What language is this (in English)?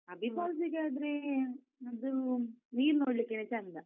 Kannada